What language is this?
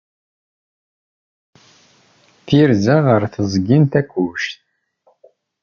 Kabyle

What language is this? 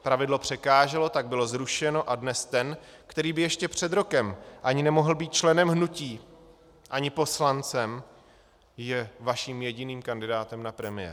Czech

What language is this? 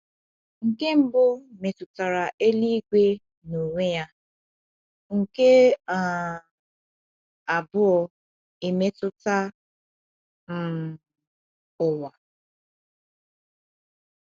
Igbo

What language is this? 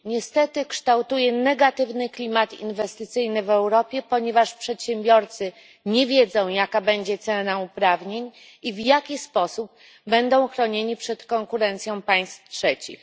Polish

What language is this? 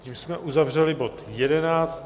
Czech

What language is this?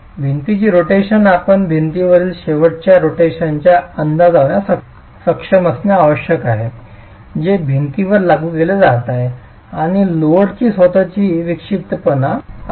Marathi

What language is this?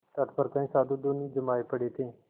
Hindi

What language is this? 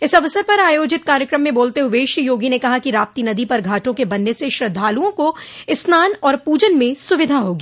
Hindi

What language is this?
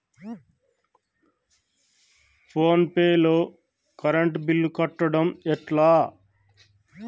Telugu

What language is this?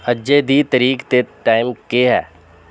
Dogri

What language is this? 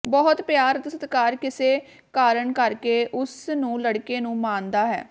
Punjabi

